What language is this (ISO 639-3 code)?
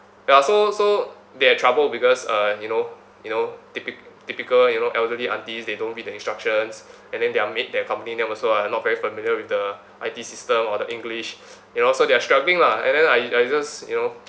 eng